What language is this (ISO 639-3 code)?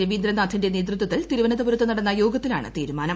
mal